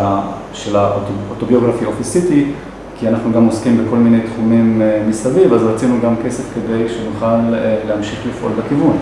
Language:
Hebrew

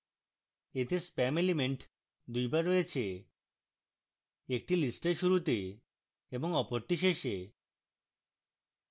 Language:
Bangla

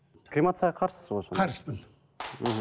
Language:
Kazakh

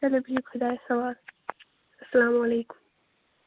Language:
Kashmiri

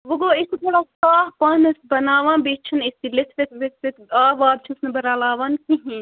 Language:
Kashmiri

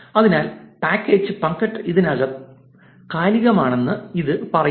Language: Malayalam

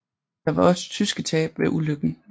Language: Danish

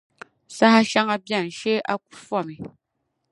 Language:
Dagbani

